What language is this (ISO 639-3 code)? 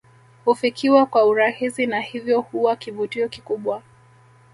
swa